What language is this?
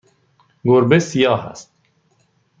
Persian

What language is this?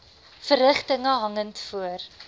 Afrikaans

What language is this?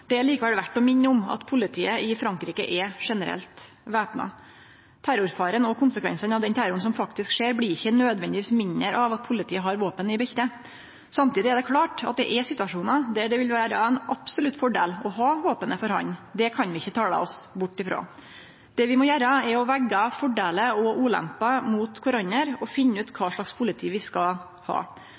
Norwegian Nynorsk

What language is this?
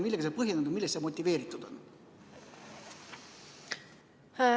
Estonian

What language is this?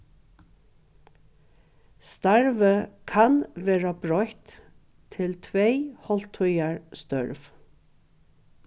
Faroese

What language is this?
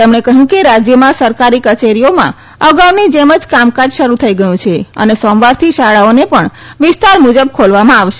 Gujarati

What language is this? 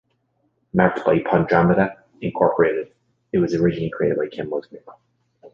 English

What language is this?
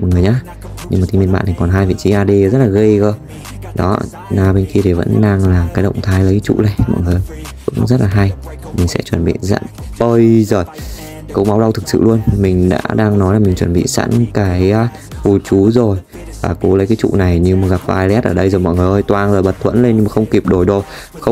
Vietnamese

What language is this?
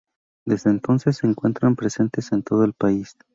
Spanish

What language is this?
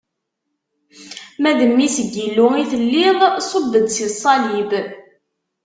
Kabyle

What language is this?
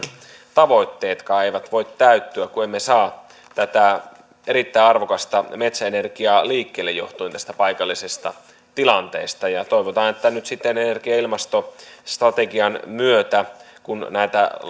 Finnish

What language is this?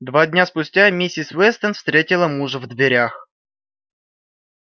Russian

